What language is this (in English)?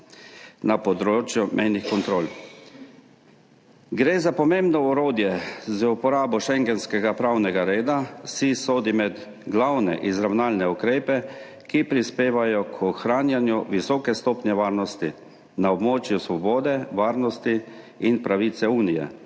Slovenian